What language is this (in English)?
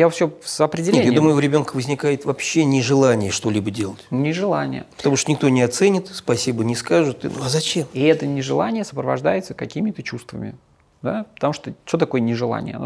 Russian